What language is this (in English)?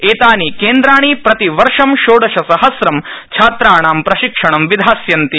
Sanskrit